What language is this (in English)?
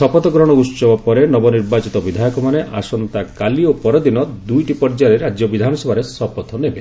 Odia